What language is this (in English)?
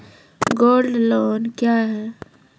Maithili